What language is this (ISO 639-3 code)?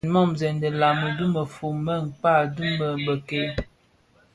ksf